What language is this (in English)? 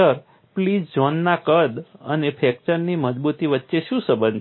Gujarati